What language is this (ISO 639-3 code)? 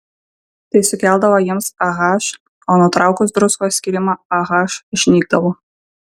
lit